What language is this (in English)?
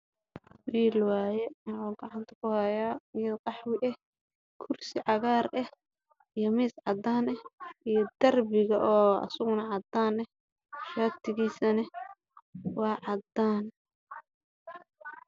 Somali